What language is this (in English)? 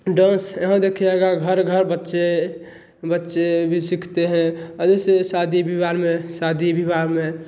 Hindi